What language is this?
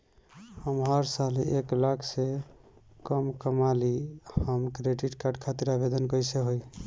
Bhojpuri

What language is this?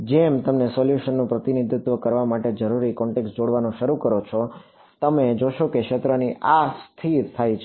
Gujarati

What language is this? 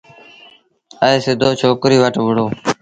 Sindhi Bhil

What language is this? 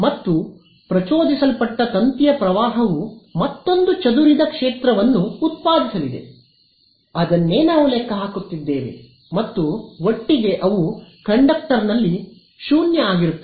Kannada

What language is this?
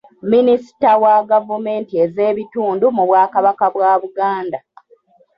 Ganda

